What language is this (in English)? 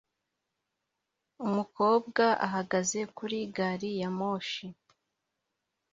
Kinyarwanda